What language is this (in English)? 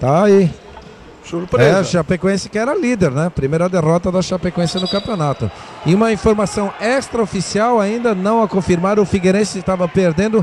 Portuguese